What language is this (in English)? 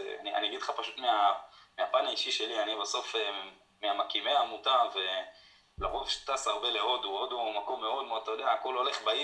Hebrew